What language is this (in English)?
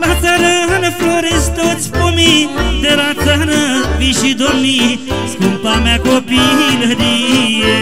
Romanian